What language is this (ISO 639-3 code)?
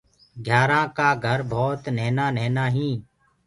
ggg